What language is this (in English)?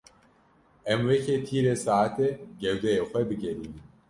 Kurdish